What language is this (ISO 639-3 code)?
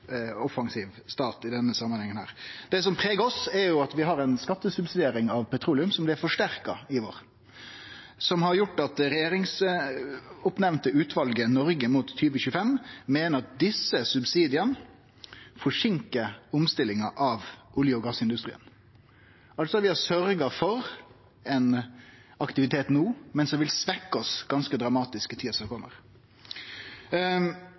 nno